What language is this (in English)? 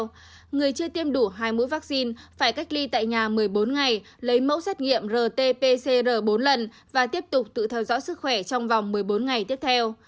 Vietnamese